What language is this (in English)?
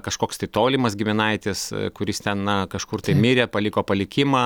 Lithuanian